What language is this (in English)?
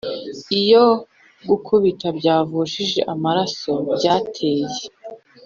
Kinyarwanda